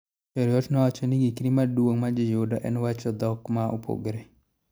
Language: Luo (Kenya and Tanzania)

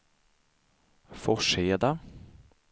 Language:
Swedish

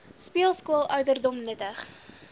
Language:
Afrikaans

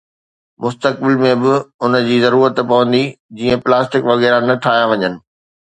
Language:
Sindhi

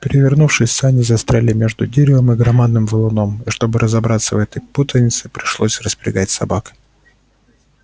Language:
Russian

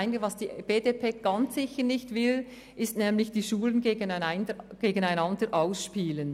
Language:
Swiss German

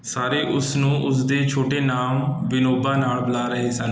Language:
Punjabi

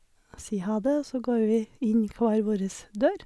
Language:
Norwegian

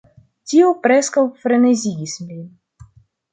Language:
Esperanto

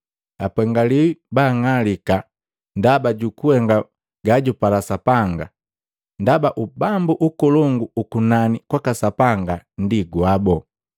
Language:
Matengo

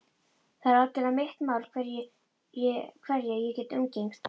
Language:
Icelandic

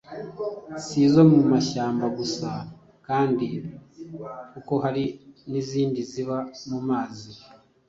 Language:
Kinyarwanda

